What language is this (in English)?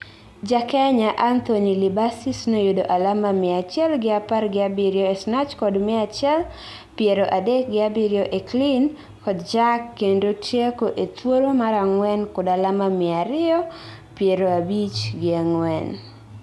Luo (Kenya and Tanzania)